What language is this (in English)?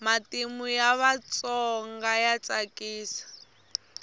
Tsonga